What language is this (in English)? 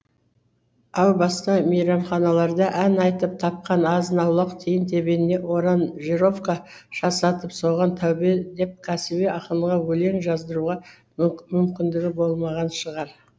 Kazakh